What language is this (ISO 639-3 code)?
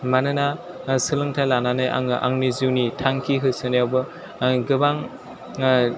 brx